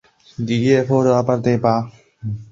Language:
Chinese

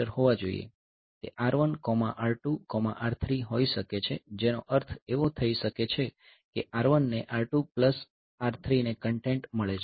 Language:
Gujarati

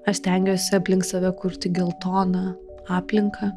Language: Lithuanian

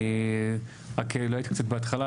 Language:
Hebrew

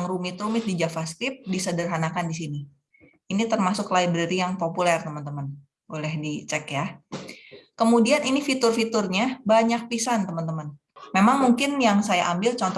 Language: Indonesian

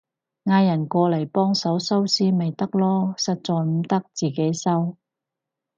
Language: Cantonese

